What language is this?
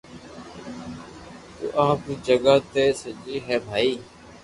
Loarki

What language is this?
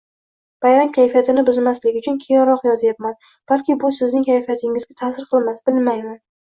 Uzbek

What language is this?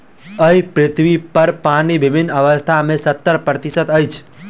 Maithili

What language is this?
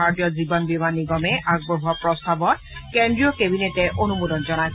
Assamese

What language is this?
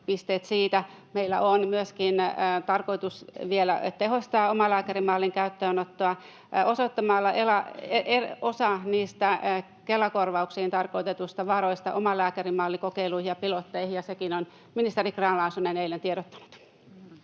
Finnish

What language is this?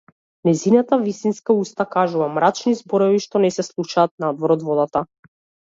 Macedonian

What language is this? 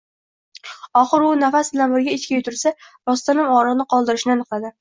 Uzbek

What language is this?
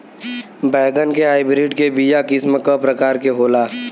Bhojpuri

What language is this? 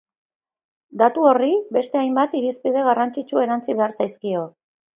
Basque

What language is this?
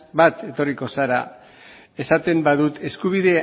Basque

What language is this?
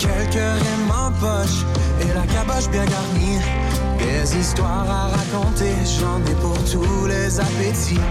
French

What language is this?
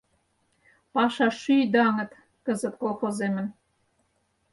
Mari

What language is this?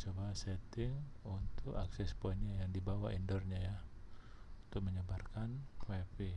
Indonesian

